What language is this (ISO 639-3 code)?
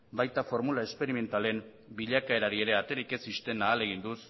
eus